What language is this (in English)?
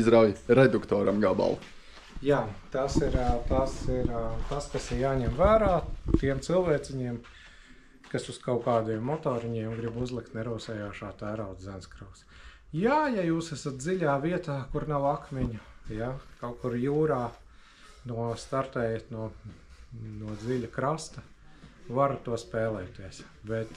Latvian